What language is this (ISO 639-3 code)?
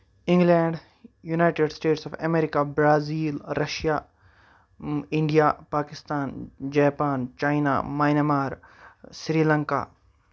kas